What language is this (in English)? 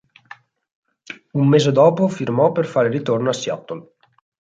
Italian